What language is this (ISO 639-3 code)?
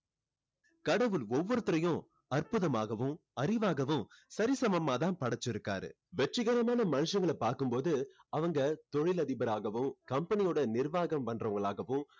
tam